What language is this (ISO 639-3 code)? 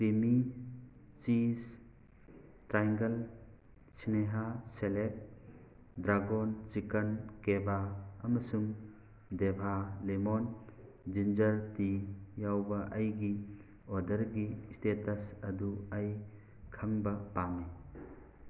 mni